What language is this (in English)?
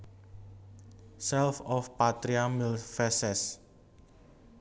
Javanese